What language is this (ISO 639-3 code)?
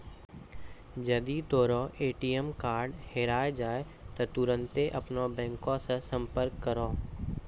mai